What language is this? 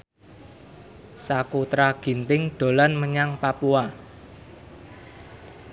Javanese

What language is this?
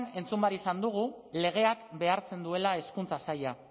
Basque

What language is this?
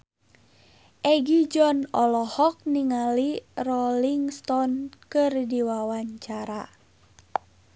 Sundanese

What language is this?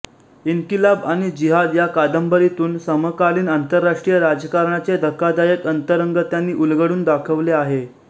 Marathi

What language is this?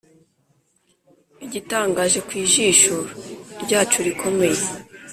Kinyarwanda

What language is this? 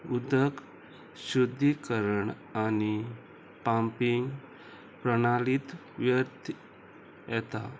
Konkani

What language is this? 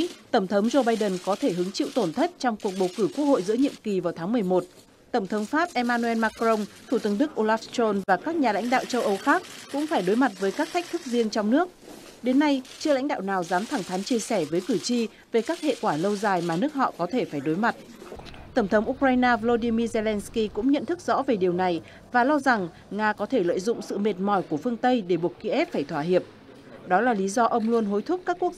Vietnamese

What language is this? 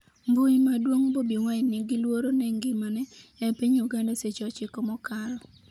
Luo (Kenya and Tanzania)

